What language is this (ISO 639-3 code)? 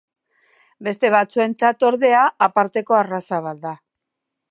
eus